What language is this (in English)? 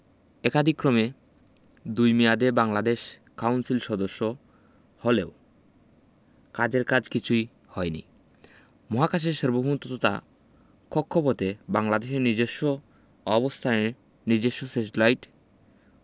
Bangla